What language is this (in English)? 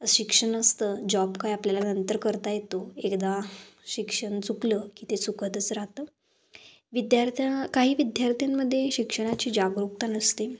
Marathi